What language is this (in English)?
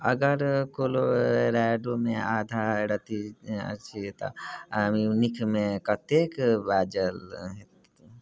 Maithili